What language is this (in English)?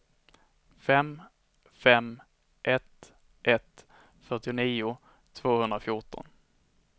Swedish